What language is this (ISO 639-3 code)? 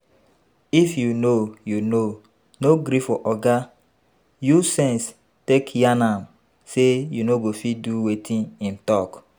pcm